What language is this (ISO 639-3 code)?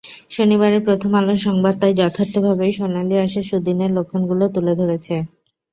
ben